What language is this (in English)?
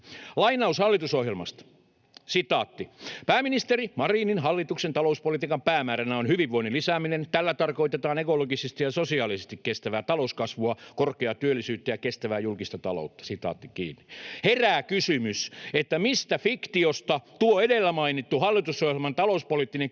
Finnish